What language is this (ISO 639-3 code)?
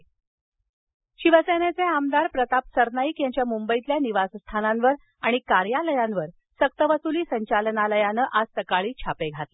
mar